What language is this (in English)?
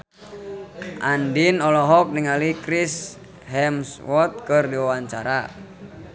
Sundanese